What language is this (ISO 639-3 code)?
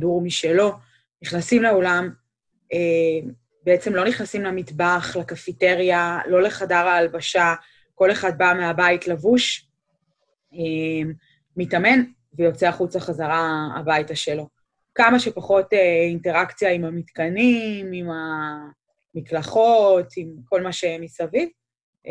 heb